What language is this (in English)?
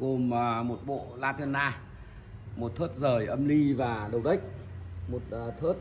Vietnamese